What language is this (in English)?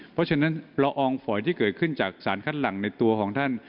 Thai